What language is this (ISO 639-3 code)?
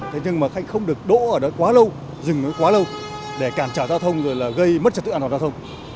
vie